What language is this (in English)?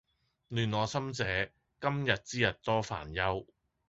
Cantonese